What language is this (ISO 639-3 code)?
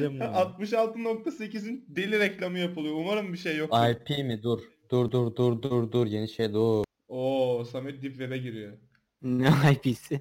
tur